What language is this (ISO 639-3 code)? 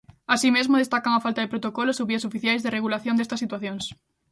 glg